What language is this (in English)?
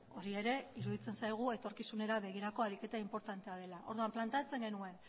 Basque